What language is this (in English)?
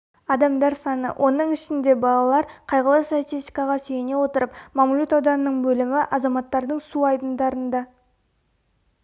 Kazakh